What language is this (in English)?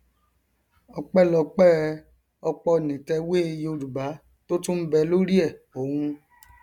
Yoruba